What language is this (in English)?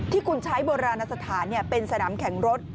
Thai